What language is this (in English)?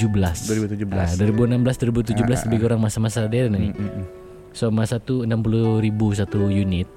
Malay